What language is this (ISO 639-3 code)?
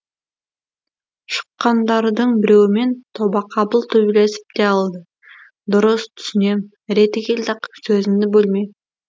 kaz